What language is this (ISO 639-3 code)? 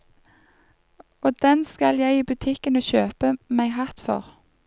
nor